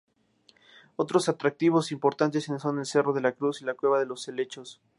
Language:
Spanish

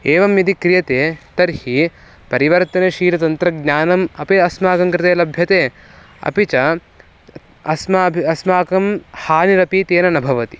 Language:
Sanskrit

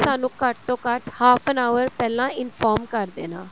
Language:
Punjabi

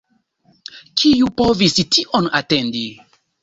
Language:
Esperanto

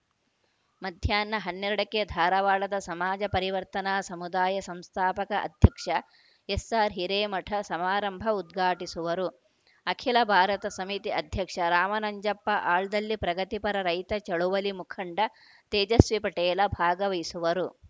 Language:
Kannada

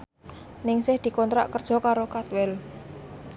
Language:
Javanese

